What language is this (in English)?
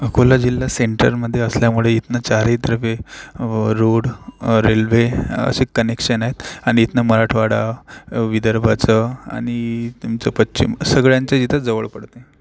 Marathi